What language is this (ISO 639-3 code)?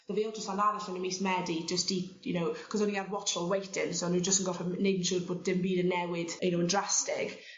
cym